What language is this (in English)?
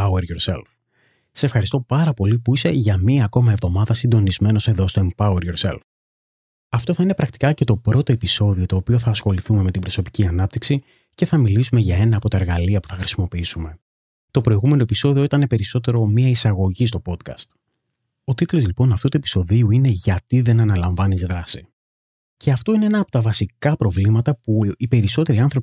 Greek